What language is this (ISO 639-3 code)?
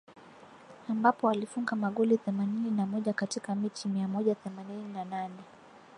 swa